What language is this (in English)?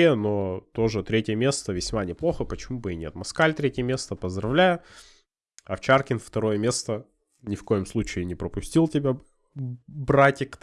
Russian